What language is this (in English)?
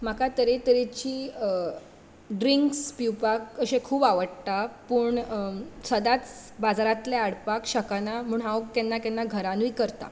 Konkani